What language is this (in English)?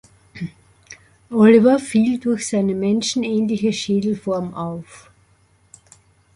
German